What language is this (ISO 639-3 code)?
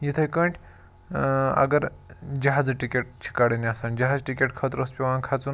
kas